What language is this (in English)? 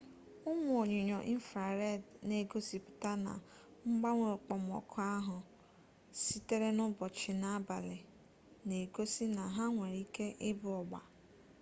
Igbo